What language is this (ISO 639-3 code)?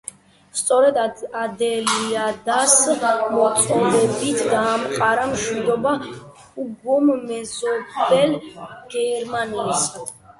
kat